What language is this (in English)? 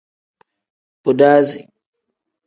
Tem